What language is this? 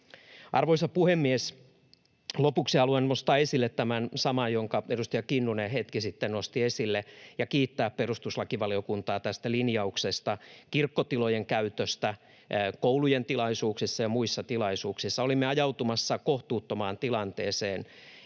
Finnish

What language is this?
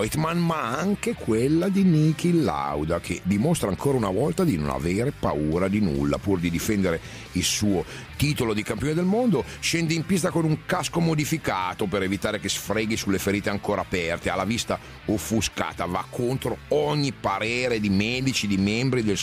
Italian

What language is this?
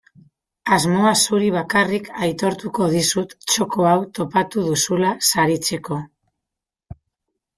Basque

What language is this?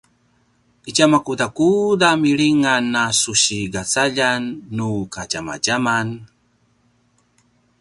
Paiwan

